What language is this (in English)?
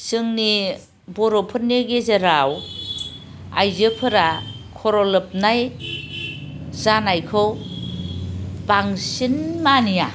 Bodo